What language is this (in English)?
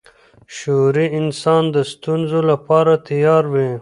Pashto